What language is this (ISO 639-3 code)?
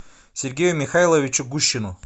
rus